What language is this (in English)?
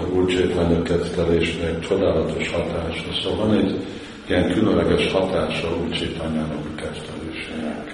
Hungarian